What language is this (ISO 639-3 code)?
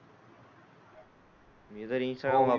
mar